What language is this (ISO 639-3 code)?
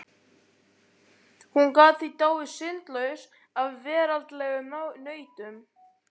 isl